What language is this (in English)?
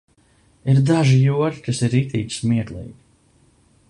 Latvian